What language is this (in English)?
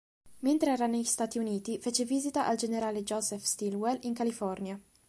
Italian